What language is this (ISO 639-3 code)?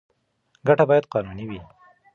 pus